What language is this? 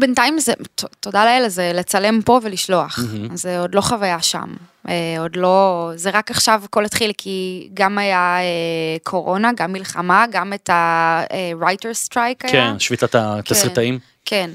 Hebrew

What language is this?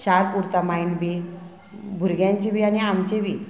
Konkani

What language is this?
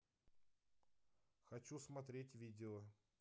Russian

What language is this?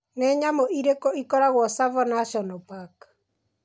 Kikuyu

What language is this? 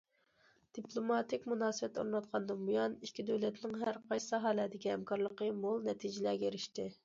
Uyghur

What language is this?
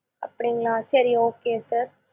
Tamil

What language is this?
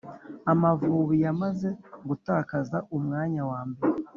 Kinyarwanda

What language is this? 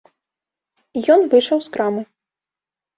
Belarusian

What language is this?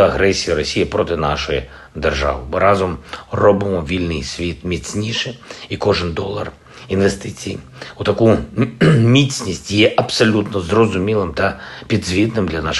Ukrainian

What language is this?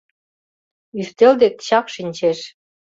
Mari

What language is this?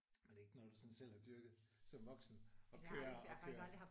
Danish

